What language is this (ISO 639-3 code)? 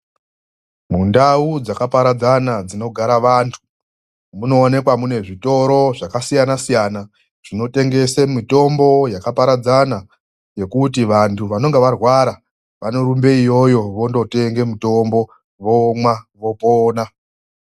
ndc